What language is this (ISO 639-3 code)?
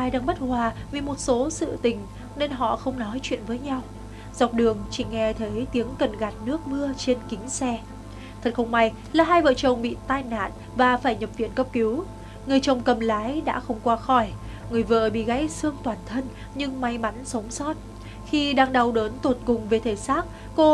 vie